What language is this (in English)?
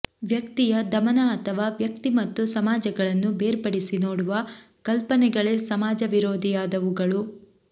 Kannada